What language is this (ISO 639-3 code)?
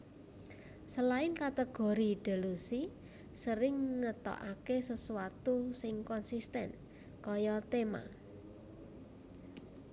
jav